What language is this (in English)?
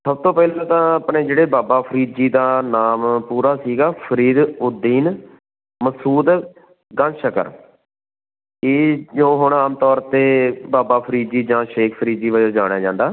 Punjabi